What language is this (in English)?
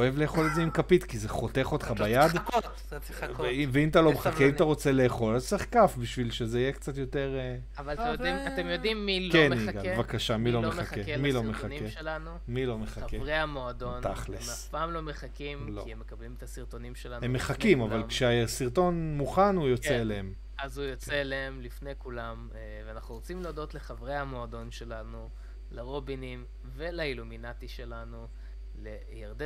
Hebrew